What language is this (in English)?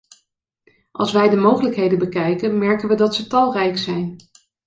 Dutch